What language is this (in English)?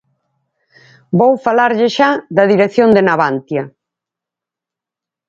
Galician